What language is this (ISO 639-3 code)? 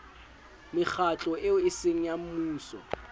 sot